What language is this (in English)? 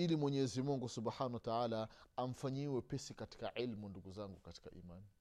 Swahili